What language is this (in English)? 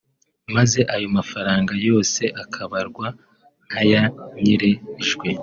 Kinyarwanda